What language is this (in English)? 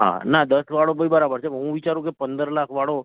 Gujarati